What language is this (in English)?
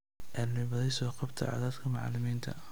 Somali